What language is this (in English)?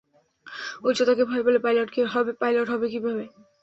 Bangla